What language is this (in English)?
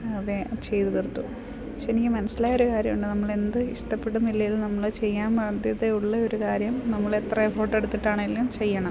Malayalam